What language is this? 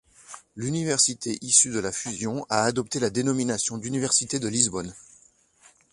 French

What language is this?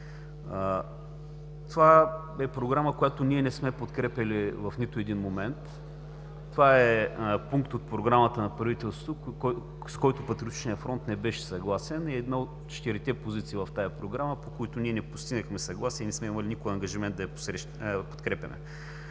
Bulgarian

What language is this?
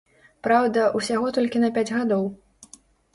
Belarusian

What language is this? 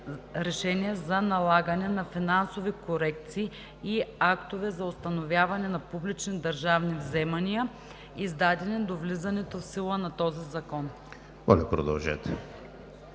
Bulgarian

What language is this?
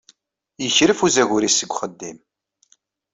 Kabyle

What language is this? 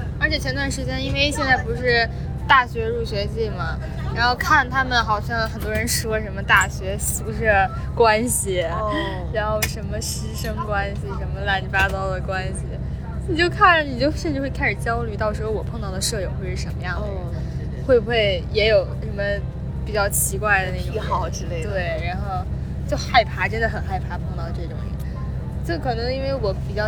Chinese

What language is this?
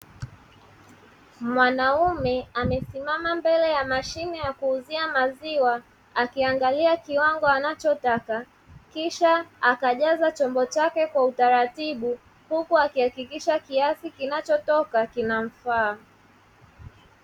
Swahili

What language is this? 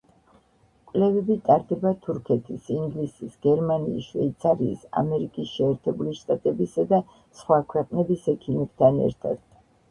Georgian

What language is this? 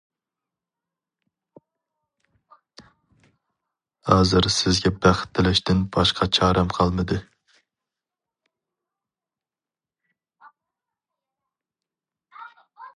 Uyghur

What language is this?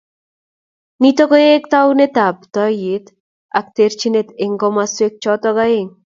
Kalenjin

